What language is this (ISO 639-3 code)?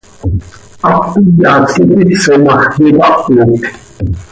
sei